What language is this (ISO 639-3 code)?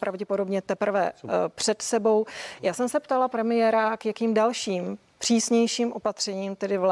ces